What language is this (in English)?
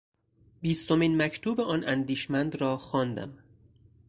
Persian